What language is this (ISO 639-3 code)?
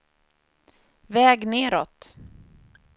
swe